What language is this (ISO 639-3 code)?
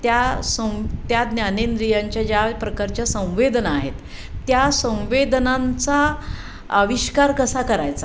mar